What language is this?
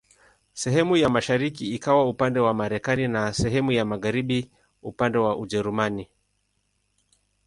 Swahili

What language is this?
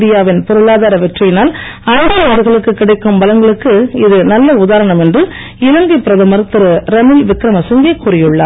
Tamil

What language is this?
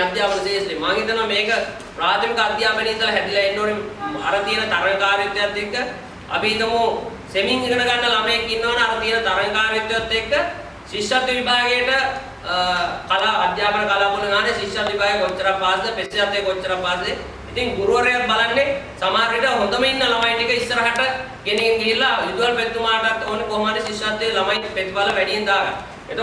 Indonesian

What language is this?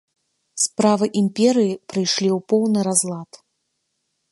Belarusian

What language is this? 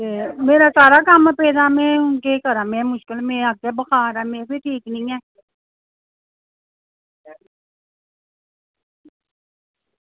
Dogri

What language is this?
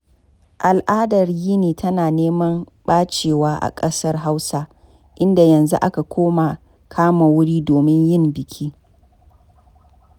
Hausa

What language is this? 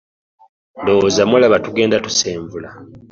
Ganda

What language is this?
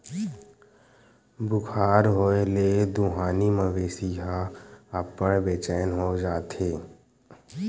Chhattisgarhi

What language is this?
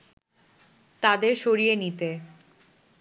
Bangla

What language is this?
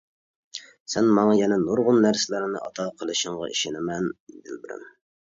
Uyghur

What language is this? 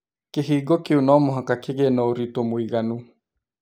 Kikuyu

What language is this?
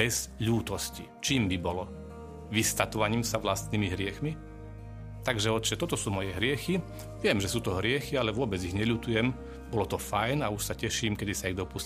Slovak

